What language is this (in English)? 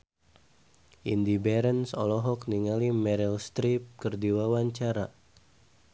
Sundanese